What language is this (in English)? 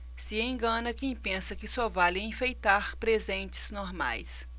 Portuguese